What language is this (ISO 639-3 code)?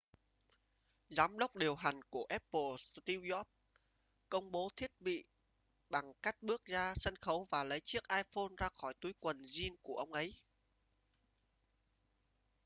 vie